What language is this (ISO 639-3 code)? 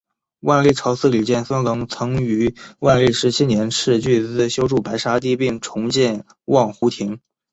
zho